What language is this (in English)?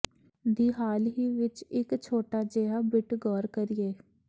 Punjabi